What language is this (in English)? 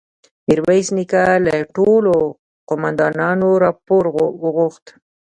Pashto